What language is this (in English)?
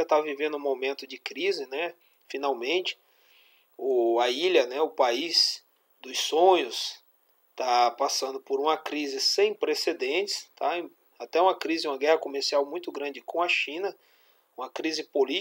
Portuguese